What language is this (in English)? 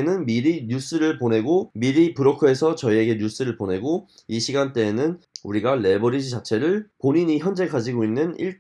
Korean